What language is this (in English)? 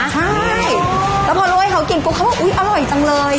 Thai